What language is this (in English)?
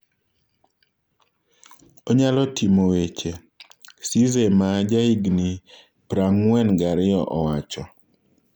Luo (Kenya and Tanzania)